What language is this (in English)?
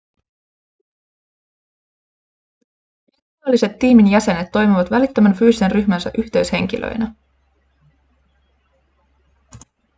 Finnish